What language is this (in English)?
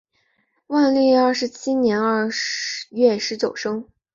Chinese